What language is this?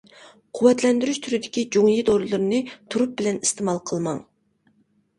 Uyghur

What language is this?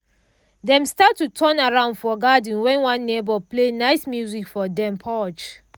Nigerian Pidgin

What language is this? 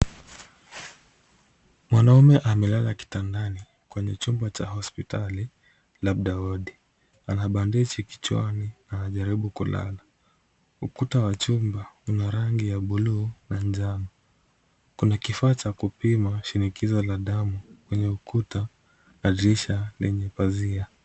Swahili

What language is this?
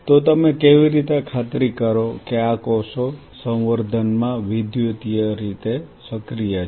Gujarati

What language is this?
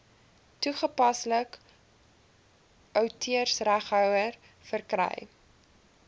Afrikaans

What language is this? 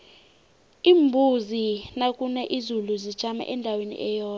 South Ndebele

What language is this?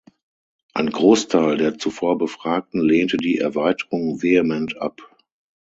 German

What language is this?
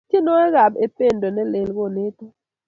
Kalenjin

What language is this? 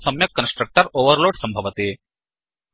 Sanskrit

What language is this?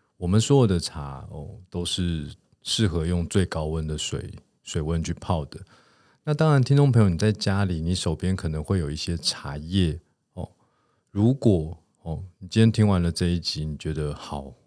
Chinese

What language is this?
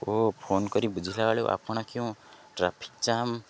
Odia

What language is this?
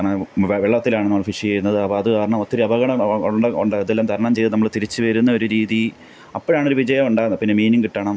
Malayalam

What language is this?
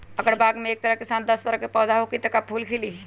Magahi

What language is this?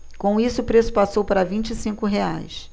Portuguese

